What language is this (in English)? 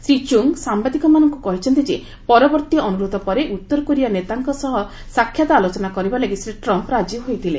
Odia